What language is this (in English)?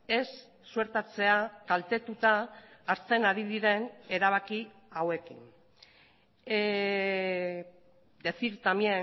Basque